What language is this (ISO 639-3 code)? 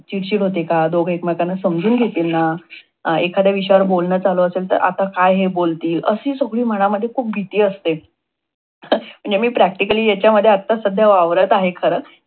mar